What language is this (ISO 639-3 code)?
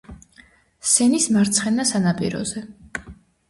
kat